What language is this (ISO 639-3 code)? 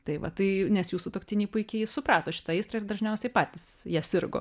lit